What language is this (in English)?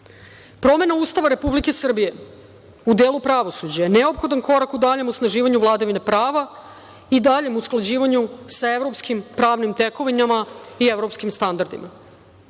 Serbian